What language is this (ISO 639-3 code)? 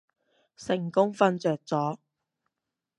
yue